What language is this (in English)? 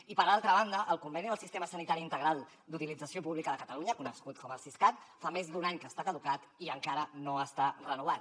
Catalan